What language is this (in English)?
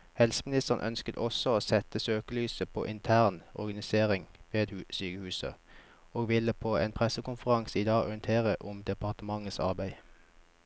Norwegian